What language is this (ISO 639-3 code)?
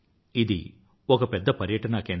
tel